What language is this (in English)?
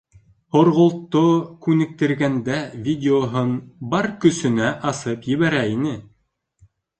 Bashkir